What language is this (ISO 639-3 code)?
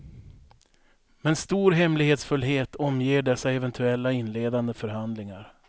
swe